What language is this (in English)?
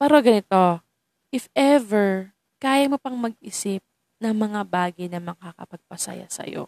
Filipino